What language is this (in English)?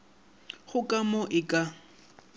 Northern Sotho